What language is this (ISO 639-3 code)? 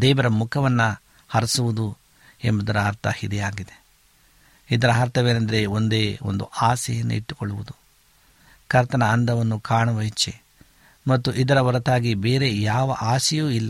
kan